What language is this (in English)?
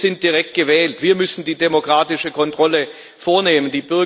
German